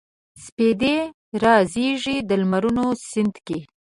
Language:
Pashto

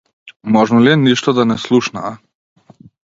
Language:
Macedonian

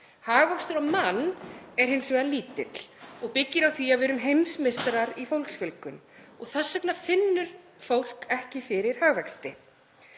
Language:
Icelandic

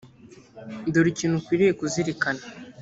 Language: Kinyarwanda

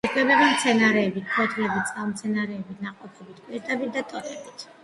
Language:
Georgian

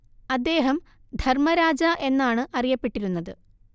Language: Malayalam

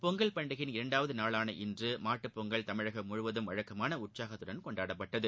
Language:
Tamil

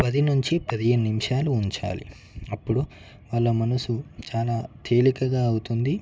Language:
Telugu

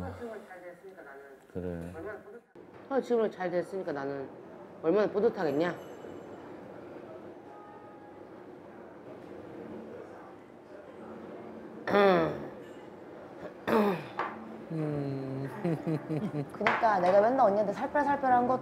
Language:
Korean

